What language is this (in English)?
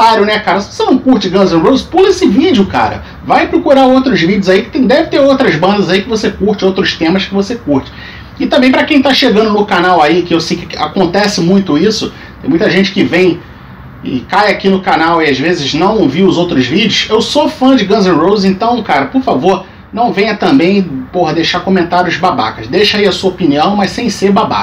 Portuguese